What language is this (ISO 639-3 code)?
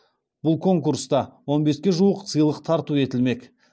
kaz